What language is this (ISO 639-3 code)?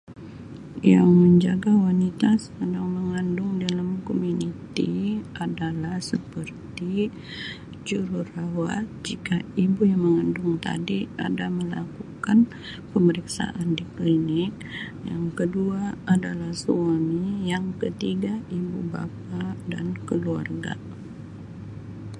msi